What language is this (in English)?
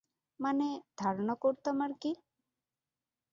Bangla